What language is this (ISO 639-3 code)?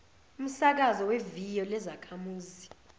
zul